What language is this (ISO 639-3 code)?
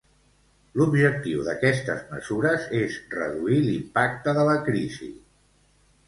cat